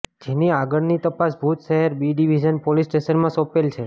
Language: Gujarati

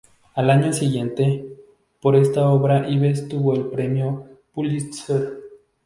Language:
Spanish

